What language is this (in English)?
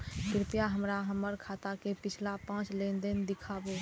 Maithili